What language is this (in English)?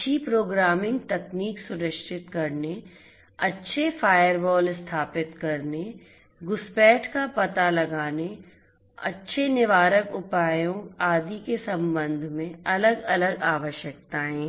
Hindi